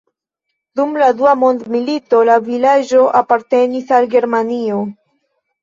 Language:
Esperanto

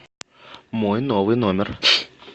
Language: Russian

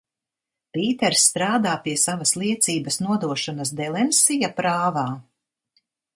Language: Latvian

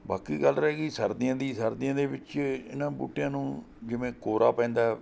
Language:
Punjabi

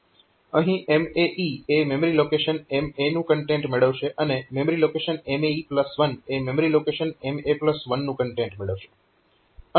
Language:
Gujarati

